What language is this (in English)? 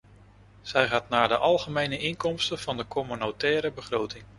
Dutch